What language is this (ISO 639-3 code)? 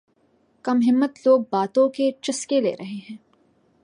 urd